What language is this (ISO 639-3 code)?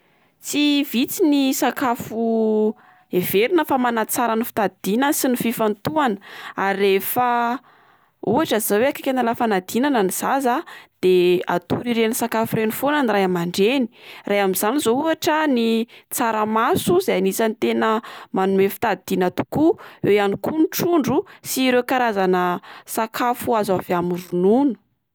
mlg